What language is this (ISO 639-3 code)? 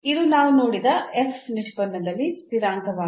kan